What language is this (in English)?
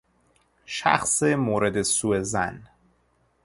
Persian